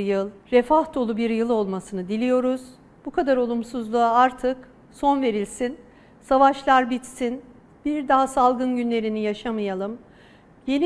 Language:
Turkish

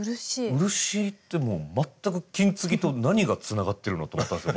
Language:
Japanese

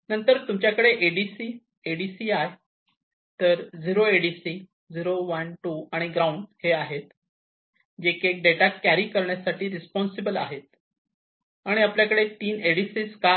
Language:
Marathi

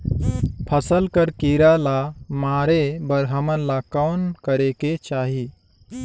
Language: Chhattisgarhi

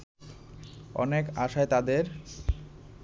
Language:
Bangla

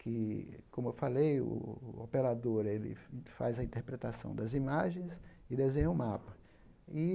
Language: Portuguese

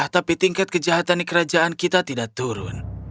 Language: Indonesian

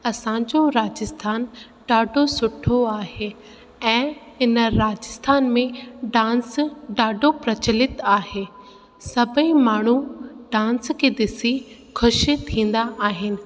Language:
Sindhi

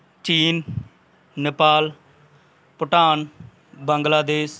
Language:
Punjabi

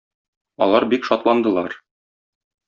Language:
Tatar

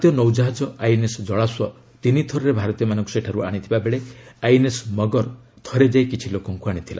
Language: Odia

